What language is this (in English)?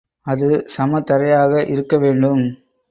Tamil